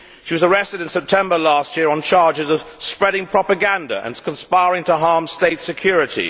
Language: English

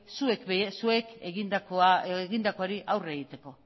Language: Basque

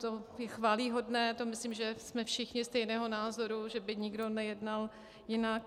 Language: Czech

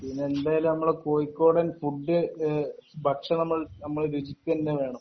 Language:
Malayalam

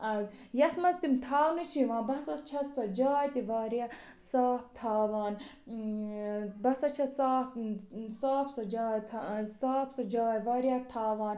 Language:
Kashmiri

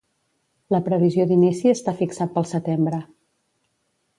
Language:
Catalan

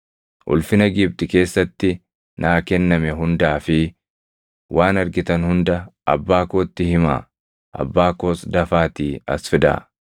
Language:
Oromo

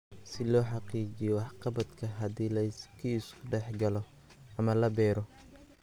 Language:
Somali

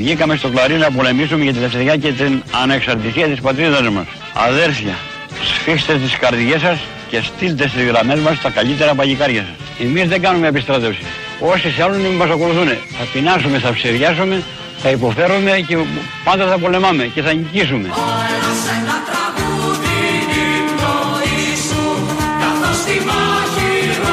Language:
Greek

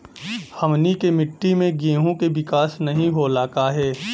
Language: Bhojpuri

